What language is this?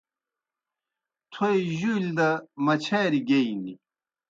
Kohistani Shina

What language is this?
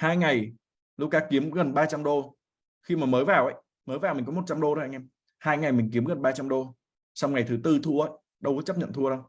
Vietnamese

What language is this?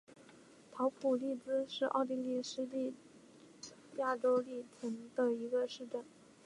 Chinese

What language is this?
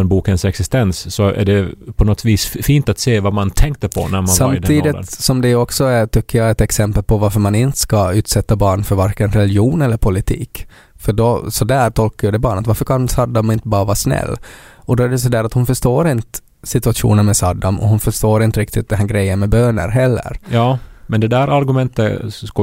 Swedish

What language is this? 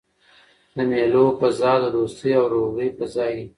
Pashto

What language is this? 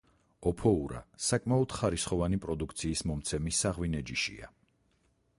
Georgian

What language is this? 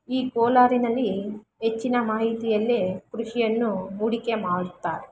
Kannada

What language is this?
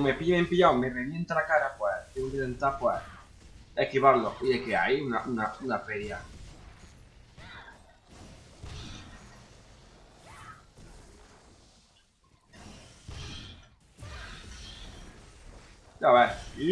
Spanish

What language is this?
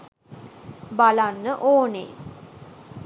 Sinhala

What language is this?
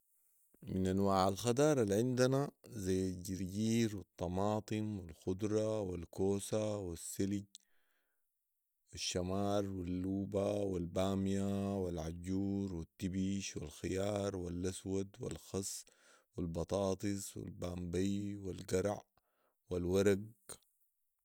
Sudanese Arabic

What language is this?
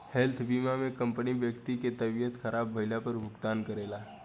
Bhojpuri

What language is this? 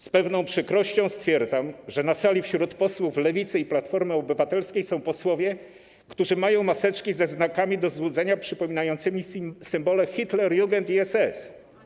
Polish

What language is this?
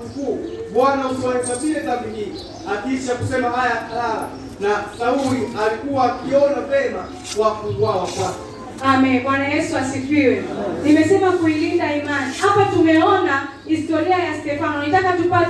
Swahili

